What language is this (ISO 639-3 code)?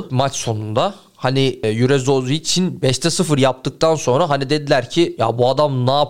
tur